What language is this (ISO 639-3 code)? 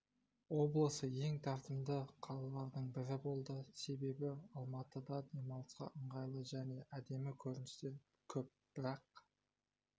kaz